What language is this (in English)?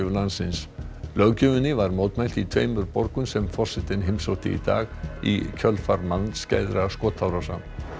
Icelandic